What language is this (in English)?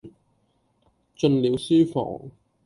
Cantonese